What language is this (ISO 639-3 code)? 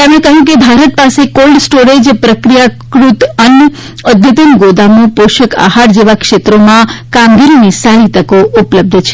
guj